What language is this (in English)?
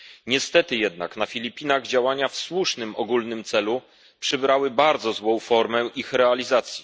Polish